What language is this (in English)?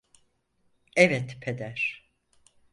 Turkish